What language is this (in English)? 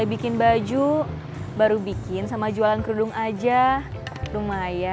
Indonesian